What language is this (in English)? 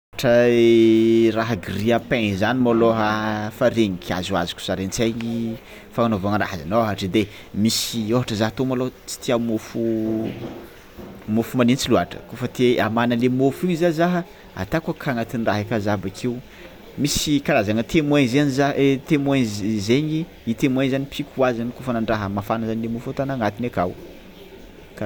Tsimihety Malagasy